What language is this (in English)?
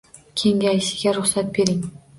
Uzbek